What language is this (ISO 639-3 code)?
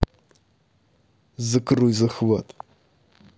rus